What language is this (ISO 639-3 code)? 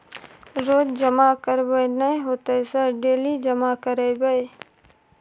mai